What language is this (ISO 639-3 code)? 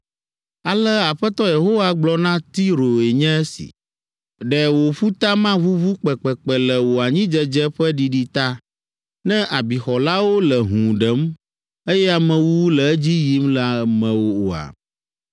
ewe